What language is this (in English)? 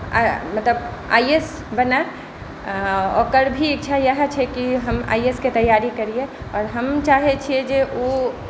Maithili